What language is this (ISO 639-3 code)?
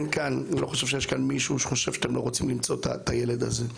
heb